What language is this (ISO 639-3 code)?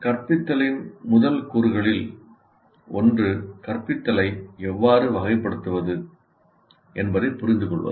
tam